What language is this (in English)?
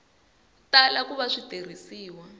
Tsonga